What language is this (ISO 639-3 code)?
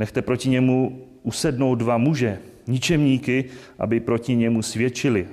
ces